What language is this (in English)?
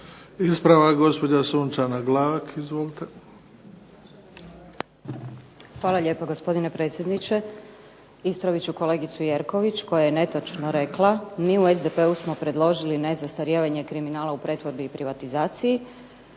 Croatian